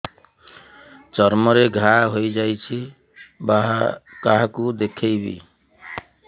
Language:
Odia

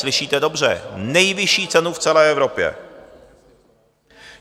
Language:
Czech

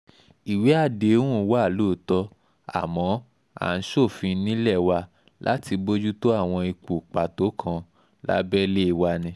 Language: Yoruba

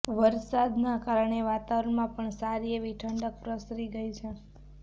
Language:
Gujarati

